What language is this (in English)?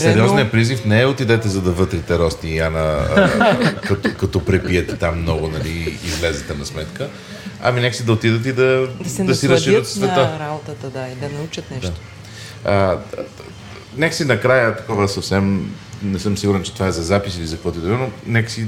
Bulgarian